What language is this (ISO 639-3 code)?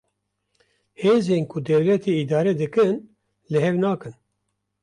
kur